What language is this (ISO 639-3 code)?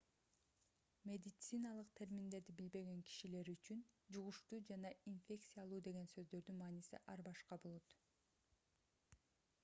kir